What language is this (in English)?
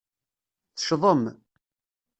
Kabyle